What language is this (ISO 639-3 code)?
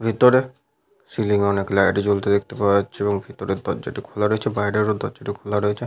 ben